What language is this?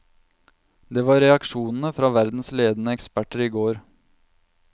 Norwegian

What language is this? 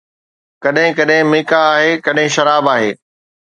Sindhi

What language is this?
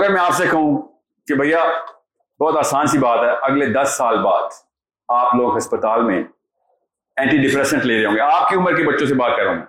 Urdu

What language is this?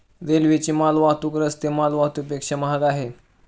Marathi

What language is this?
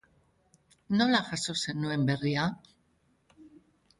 Basque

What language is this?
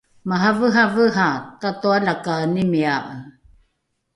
Rukai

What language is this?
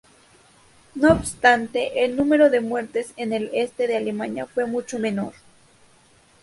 Spanish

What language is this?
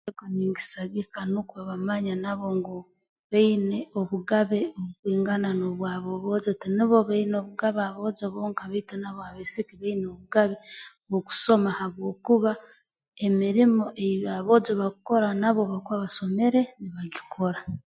Tooro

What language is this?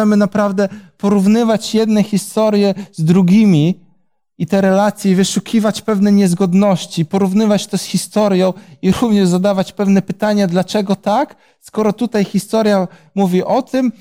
Polish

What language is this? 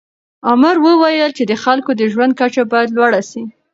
Pashto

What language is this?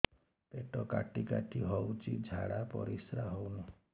Odia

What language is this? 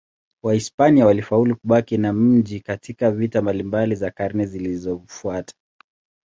Swahili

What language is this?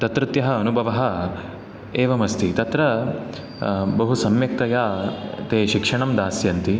Sanskrit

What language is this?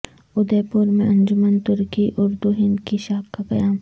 Urdu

